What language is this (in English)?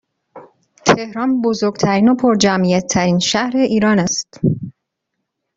Persian